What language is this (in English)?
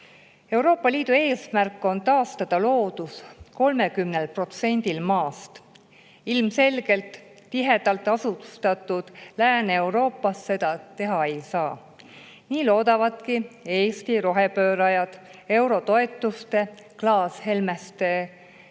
Estonian